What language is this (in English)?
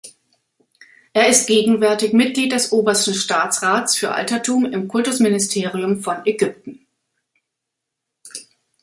German